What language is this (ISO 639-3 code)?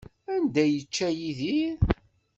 kab